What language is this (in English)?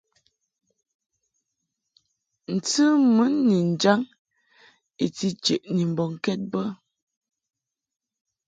Mungaka